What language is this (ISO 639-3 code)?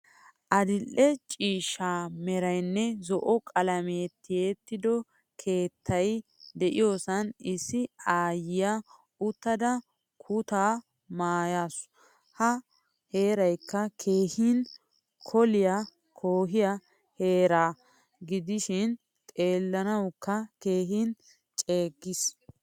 wal